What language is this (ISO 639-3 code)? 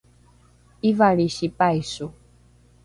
dru